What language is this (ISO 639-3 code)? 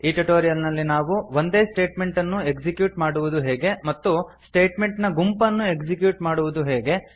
kan